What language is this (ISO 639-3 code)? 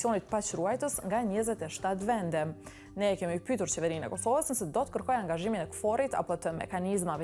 ron